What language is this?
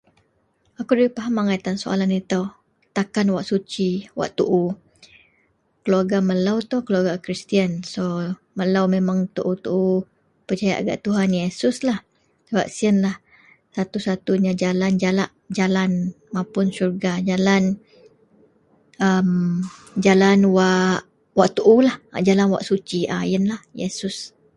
Central Melanau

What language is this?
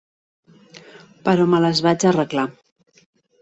Catalan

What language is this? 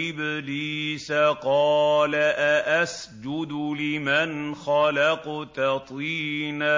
Arabic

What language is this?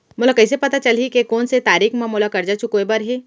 Chhattisgarhi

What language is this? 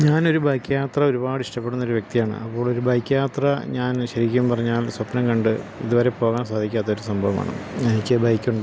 Malayalam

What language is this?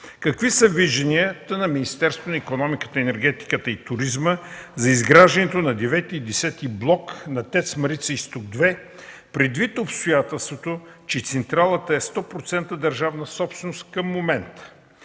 Bulgarian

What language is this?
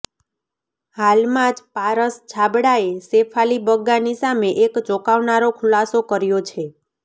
Gujarati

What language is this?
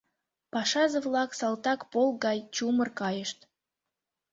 Mari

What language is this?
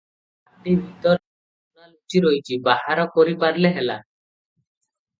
Odia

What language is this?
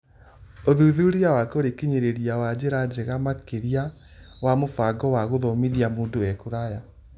Kikuyu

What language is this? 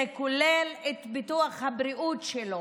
Hebrew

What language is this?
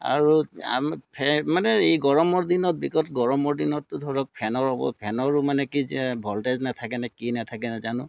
Assamese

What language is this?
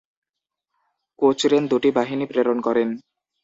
Bangla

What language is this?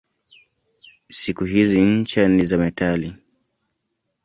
Swahili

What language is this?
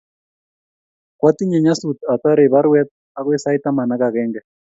Kalenjin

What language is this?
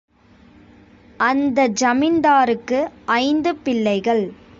Tamil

